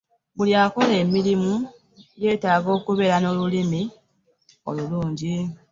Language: Ganda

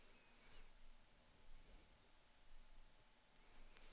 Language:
Swedish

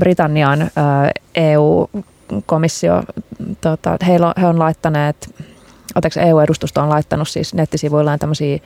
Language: Finnish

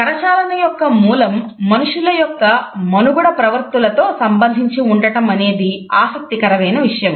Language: Telugu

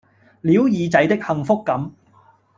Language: Cantonese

